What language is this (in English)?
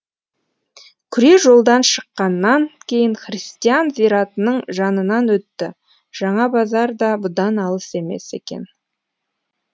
Kazakh